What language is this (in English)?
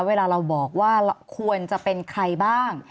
Thai